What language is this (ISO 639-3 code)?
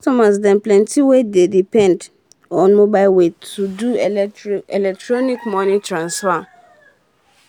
pcm